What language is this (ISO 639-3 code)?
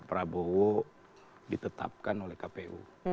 ind